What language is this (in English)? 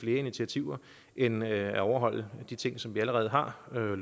Danish